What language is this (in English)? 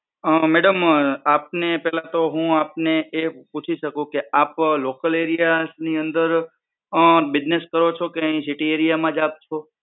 Gujarati